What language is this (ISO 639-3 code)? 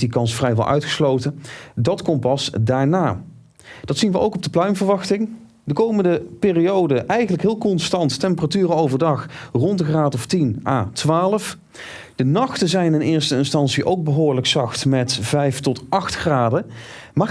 nld